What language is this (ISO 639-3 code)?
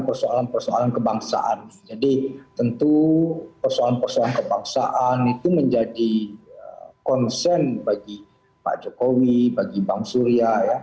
ind